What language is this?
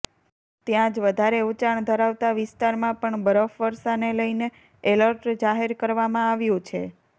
Gujarati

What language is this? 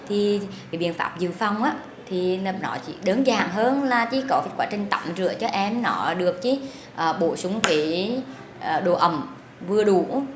Vietnamese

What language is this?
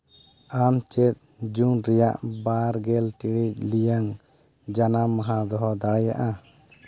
Santali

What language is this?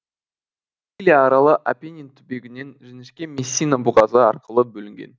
Kazakh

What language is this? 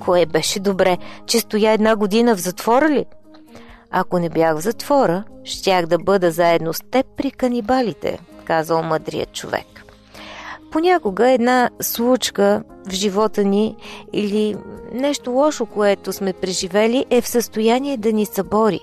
Bulgarian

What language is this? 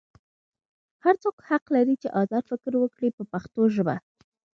Pashto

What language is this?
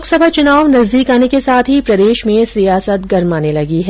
Hindi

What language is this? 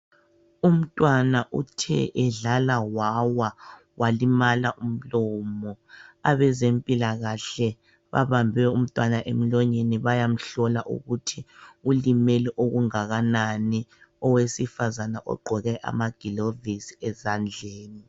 North Ndebele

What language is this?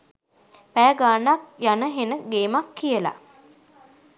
Sinhala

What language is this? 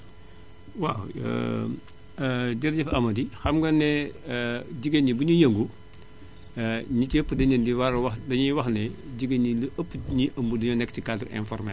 Wolof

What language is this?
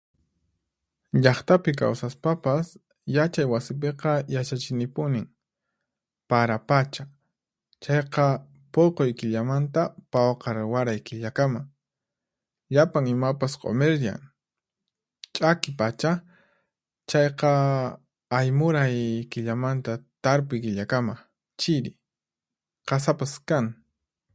Puno Quechua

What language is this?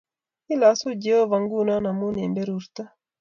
Kalenjin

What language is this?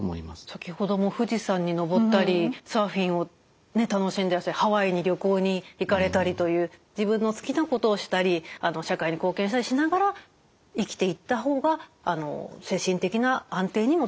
Japanese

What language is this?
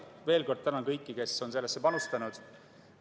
Estonian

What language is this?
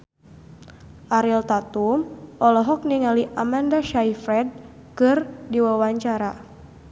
Sundanese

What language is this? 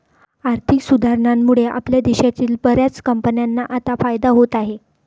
Marathi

